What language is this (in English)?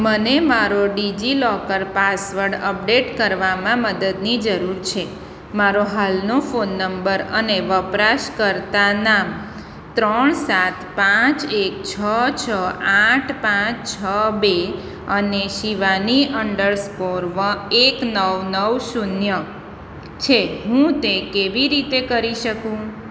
Gujarati